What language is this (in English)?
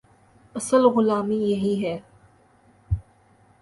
Urdu